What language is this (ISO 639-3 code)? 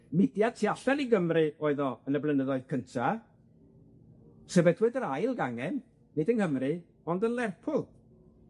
cym